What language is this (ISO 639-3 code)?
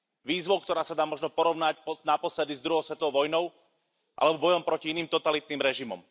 slk